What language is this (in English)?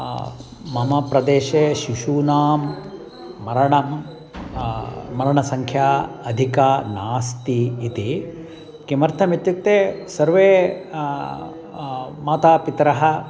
Sanskrit